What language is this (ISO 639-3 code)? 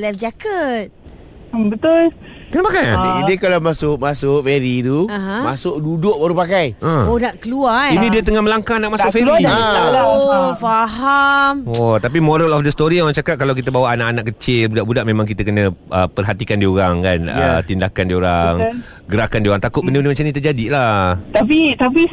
msa